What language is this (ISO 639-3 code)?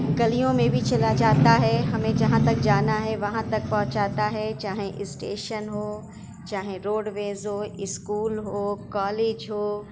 urd